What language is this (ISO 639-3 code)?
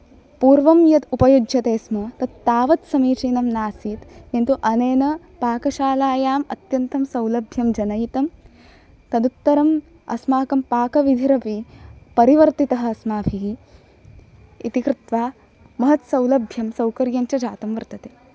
san